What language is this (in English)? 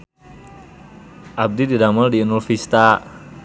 Sundanese